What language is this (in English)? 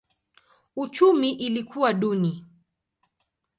Swahili